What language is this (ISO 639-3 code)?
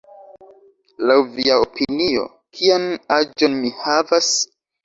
epo